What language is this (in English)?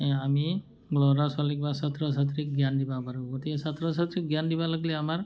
Assamese